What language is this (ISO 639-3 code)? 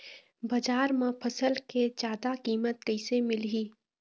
hne